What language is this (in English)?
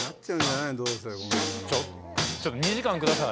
Japanese